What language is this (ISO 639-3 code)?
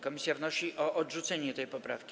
pol